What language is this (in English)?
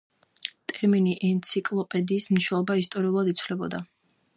Georgian